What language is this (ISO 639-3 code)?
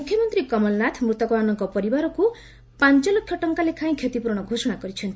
ori